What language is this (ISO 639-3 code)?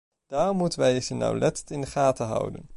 nld